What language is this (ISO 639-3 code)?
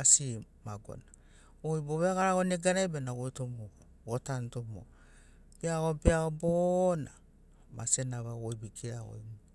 snc